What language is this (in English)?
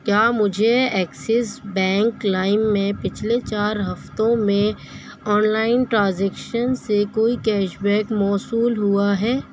Urdu